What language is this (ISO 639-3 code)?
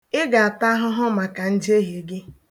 ibo